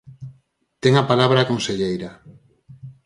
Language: Galician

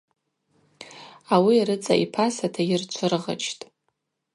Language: Abaza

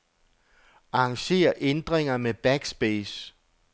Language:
Danish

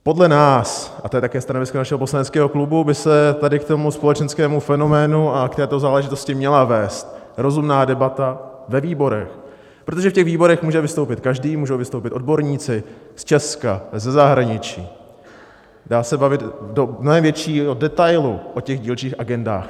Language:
Czech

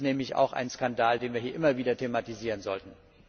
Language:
German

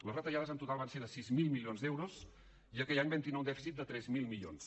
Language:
Catalan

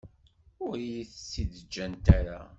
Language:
Kabyle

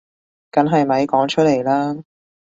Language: Cantonese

